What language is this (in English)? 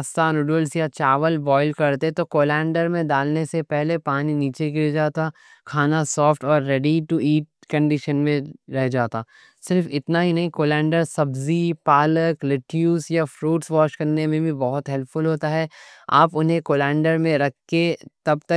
Deccan